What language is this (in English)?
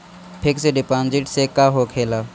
Bhojpuri